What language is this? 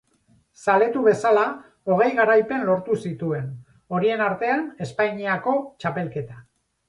Basque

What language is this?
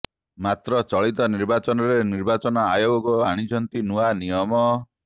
Odia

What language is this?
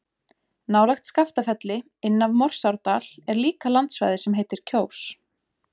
Icelandic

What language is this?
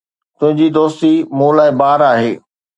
Sindhi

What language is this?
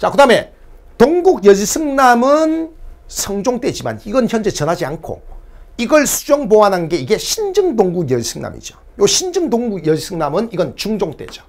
Korean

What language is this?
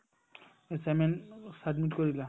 Assamese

